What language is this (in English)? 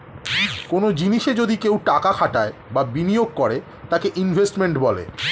Bangla